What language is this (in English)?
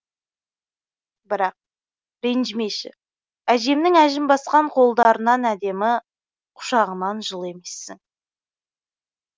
Kazakh